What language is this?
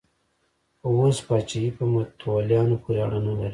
Pashto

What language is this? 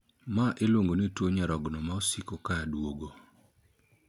Luo (Kenya and Tanzania)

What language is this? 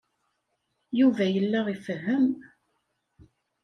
Kabyle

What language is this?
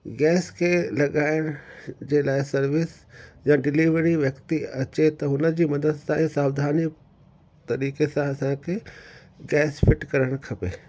Sindhi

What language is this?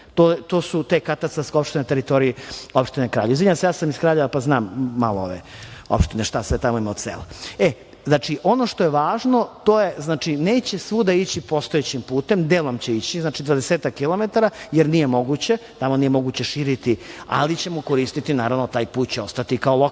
Serbian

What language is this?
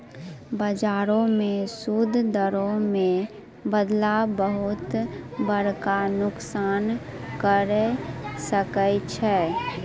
Maithili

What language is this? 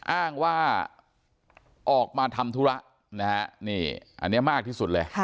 Thai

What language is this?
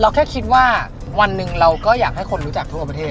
Thai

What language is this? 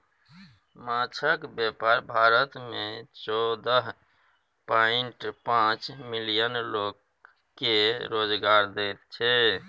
Maithili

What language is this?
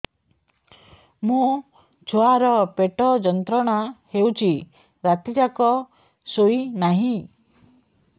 Odia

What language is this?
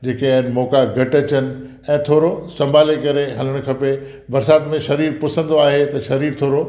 Sindhi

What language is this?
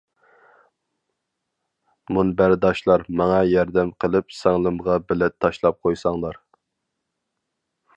Uyghur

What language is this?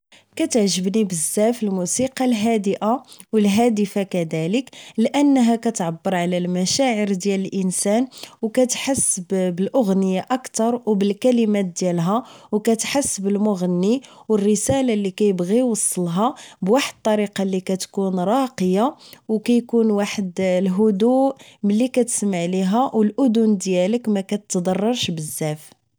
Moroccan Arabic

